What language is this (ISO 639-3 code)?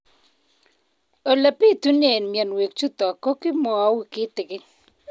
kln